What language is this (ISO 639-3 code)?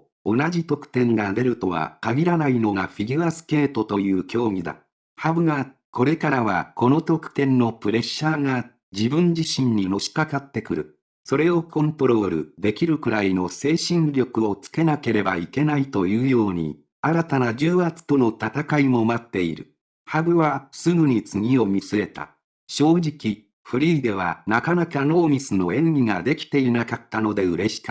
jpn